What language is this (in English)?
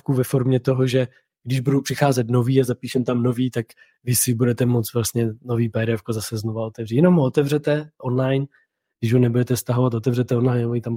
Czech